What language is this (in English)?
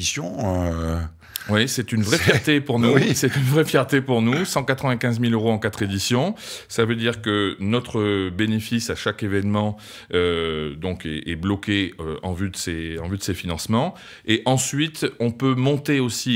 French